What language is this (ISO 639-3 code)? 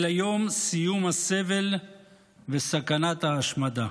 heb